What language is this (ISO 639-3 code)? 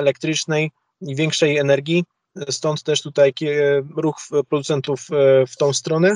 pol